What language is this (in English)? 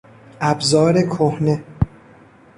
Persian